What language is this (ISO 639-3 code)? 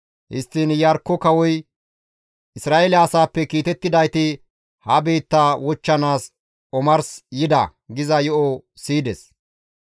gmv